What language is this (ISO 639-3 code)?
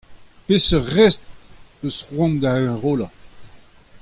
bre